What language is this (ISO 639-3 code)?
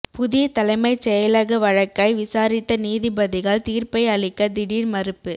tam